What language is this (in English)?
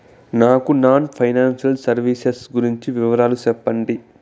Telugu